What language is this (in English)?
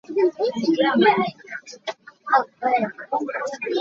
Hakha Chin